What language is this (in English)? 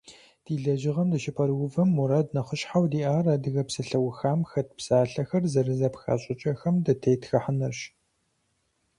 Kabardian